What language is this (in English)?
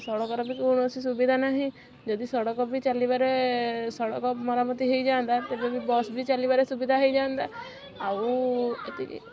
Odia